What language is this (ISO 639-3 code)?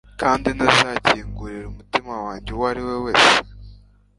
kin